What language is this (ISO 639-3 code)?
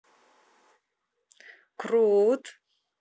rus